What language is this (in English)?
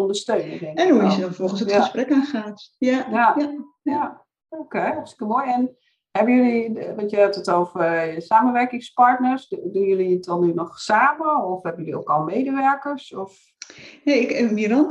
Dutch